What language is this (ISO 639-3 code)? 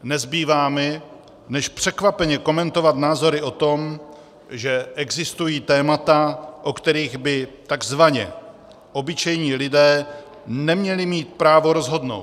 ces